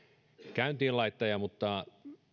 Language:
Finnish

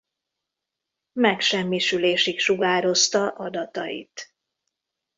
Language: Hungarian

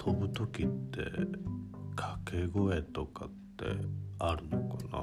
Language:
Japanese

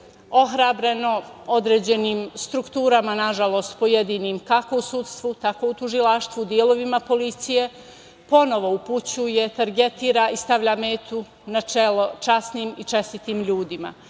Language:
Serbian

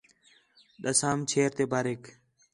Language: Khetrani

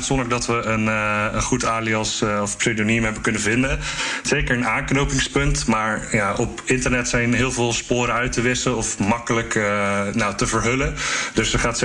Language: Dutch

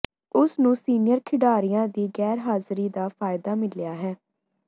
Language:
Punjabi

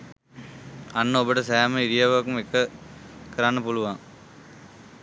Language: Sinhala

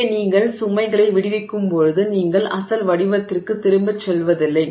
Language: Tamil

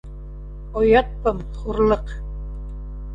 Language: Bashkir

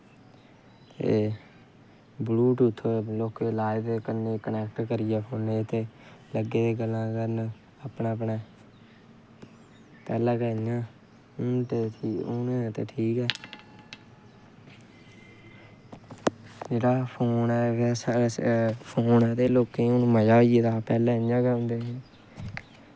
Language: Dogri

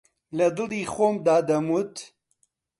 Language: Central Kurdish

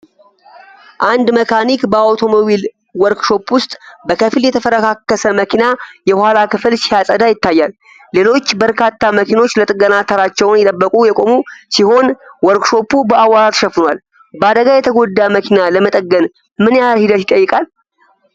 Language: Amharic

